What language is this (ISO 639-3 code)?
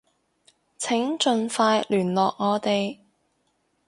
yue